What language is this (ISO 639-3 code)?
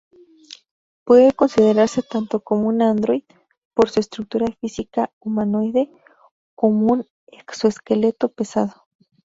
spa